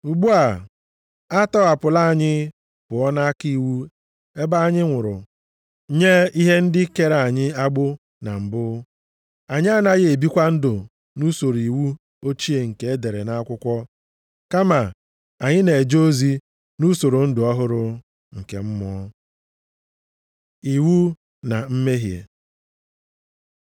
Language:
Igbo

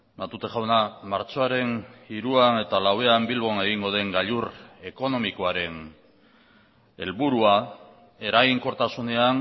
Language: Basque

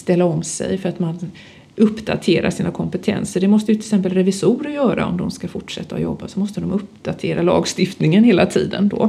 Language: Swedish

